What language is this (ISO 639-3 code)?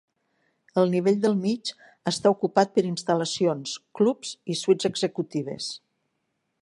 cat